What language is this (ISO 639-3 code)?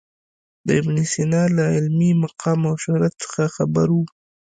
pus